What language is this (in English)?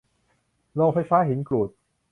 Thai